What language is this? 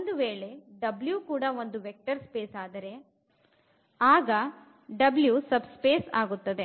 Kannada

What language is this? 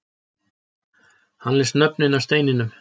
Icelandic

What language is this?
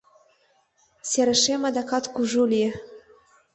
Mari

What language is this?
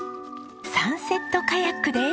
Japanese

